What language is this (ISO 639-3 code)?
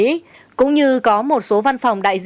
vie